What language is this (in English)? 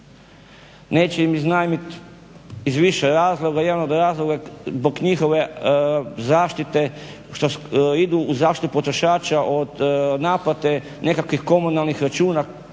Croatian